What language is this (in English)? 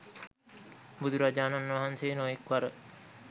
Sinhala